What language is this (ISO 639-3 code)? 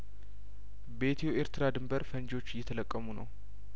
amh